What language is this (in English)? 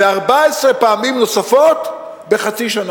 Hebrew